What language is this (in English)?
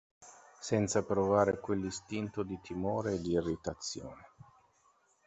Italian